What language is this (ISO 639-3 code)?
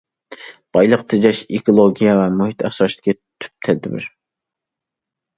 uig